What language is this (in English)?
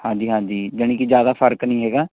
Punjabi